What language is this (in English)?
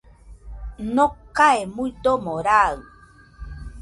Nüpode Huitoto